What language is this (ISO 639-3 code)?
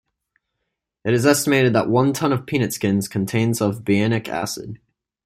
eng